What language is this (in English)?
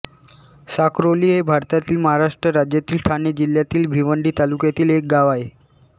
Marathi